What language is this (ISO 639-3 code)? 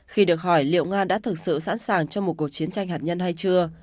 vie